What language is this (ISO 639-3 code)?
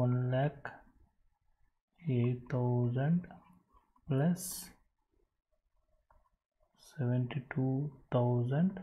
eng